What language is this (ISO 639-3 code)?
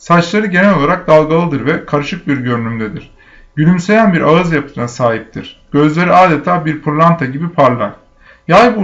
tur